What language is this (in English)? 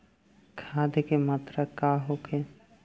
Bhojpuri